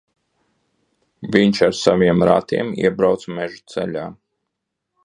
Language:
Latvian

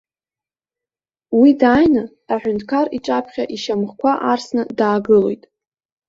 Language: Abkhazian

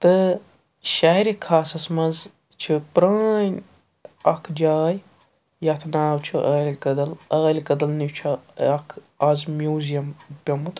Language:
Kashmiri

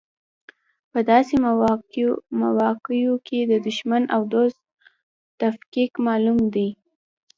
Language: Pashto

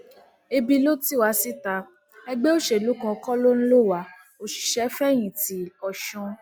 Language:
Yoruba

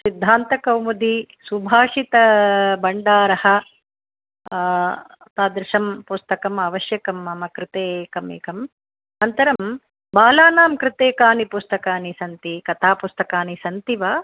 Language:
Sanskrit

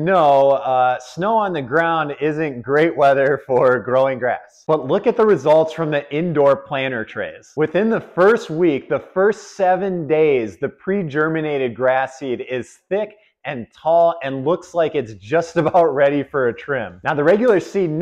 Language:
English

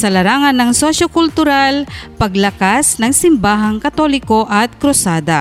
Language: Filipino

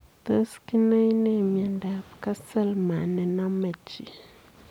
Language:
Kalenjin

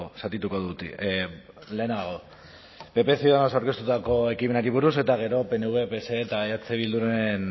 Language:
Basque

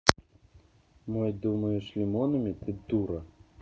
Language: Russian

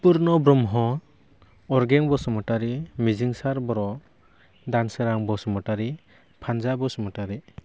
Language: Bodo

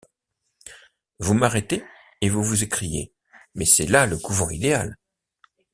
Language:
French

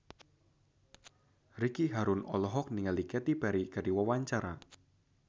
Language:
Sundanese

